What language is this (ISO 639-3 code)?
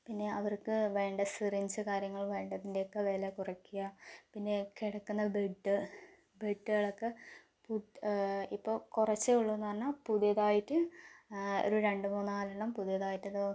mal